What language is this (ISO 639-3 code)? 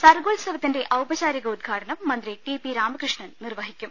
mal